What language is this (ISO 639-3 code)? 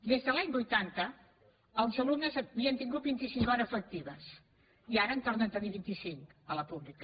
cat